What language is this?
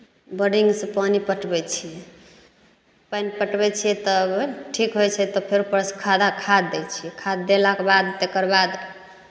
Maithili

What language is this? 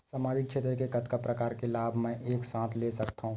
Chhattisgarhi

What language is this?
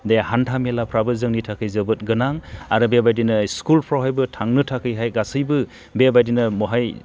Bodo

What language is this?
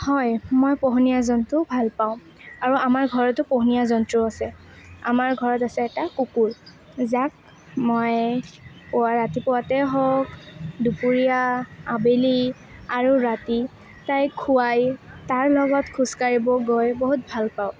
Assamese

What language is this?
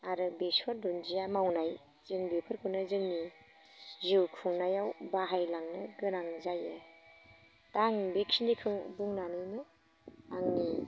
Bodo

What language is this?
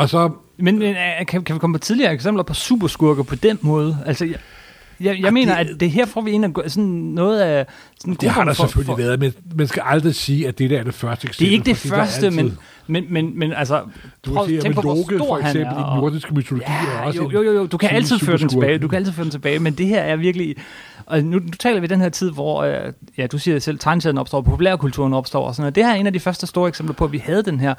Danish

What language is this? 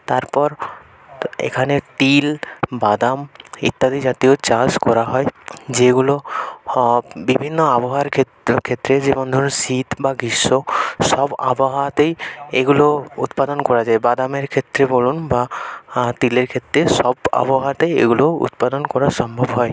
Bangla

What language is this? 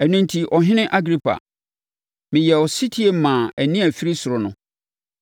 Akan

